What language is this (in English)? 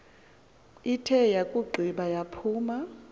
Xhosa